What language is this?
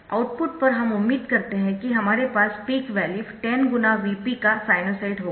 Hindi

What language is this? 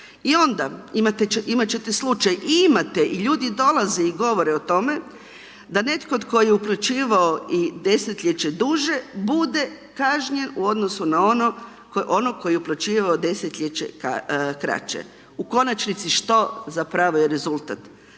Croatian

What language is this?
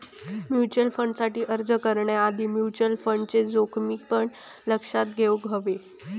Marathi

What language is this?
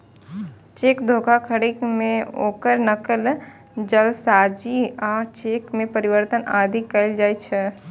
Maithili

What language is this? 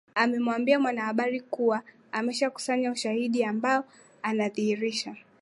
Swahili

